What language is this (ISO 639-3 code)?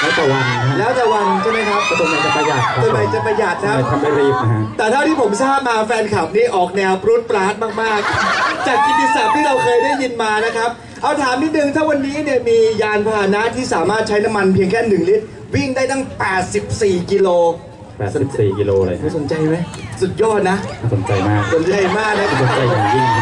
tha